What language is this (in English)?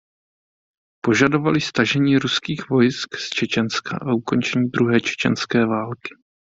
Czech